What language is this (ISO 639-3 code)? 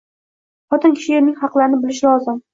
uzb